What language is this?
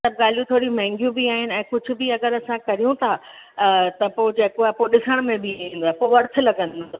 Sindhi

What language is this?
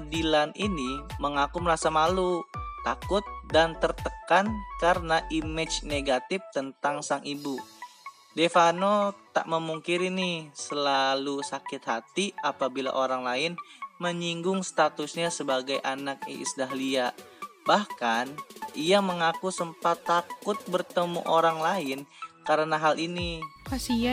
Indonesian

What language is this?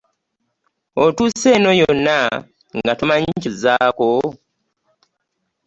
Ganda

